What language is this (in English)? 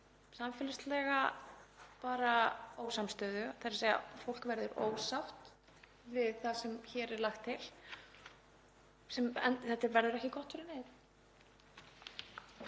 Icelandic